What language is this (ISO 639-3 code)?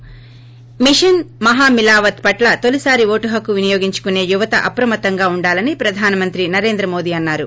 tel